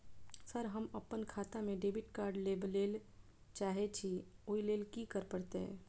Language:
Maithili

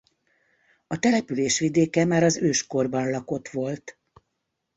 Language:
Hungarian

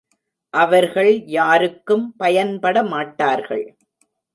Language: Tamil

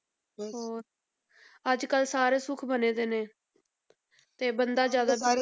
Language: Punjabi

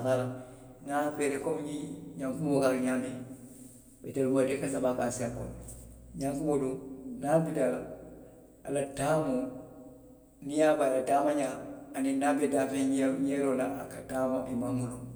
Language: Western Maninkakan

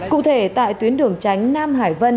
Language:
Vietnamese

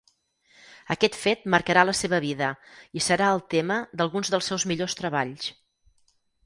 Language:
Catalan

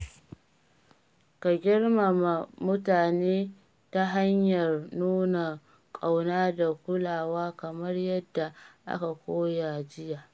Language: Hausa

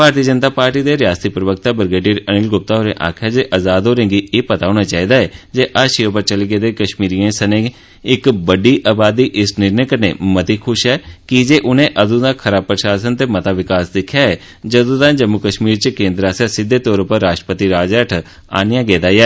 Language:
Dogri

